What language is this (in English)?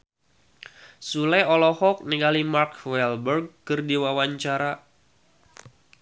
Sundanese